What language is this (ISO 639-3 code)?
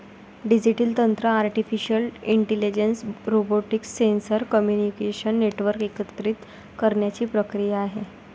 mar